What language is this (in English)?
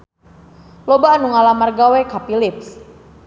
Sundanese